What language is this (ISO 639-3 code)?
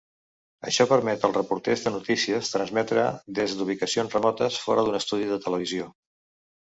cat